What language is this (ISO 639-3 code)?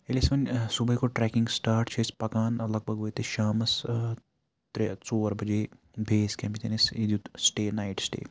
kas